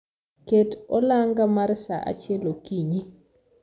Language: Luo (Kenya and Tanzania)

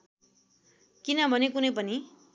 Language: Nepali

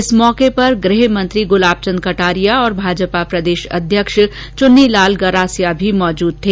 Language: Hindi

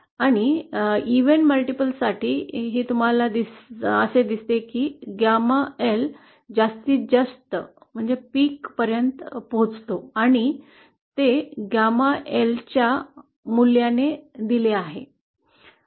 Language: Marathi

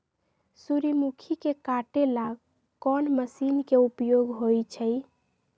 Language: Magahi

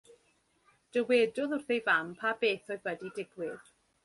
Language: Welsh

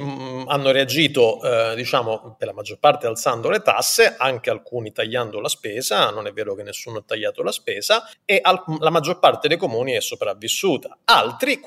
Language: Italian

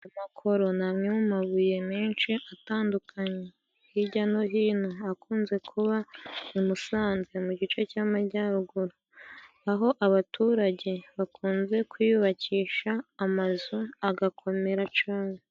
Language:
Kinyarwanda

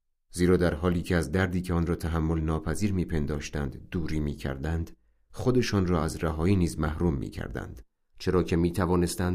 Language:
Persian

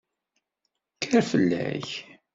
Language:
Kabyle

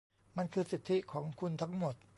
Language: Thai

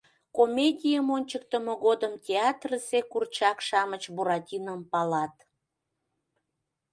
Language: Mari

